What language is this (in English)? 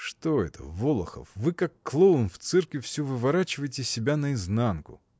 Russian